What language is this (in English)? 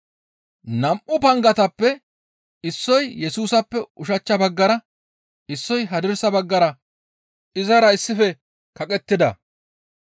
Gamo